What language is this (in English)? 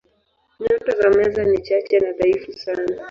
Swahili